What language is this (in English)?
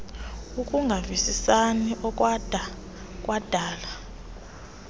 Xhosa